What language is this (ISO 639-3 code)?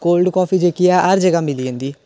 doi